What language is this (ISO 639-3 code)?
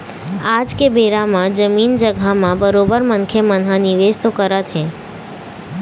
hne